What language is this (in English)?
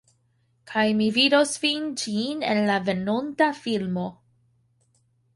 Esperanto